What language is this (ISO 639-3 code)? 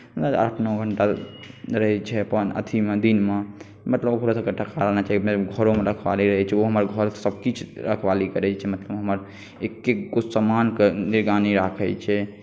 mai